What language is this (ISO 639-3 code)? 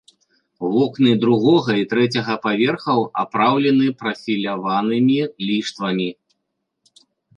bel